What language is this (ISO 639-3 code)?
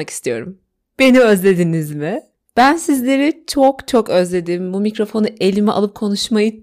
tur